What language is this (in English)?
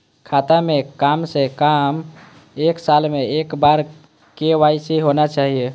Maithili